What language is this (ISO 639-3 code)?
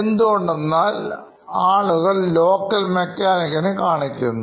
mal